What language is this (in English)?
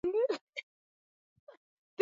Swahili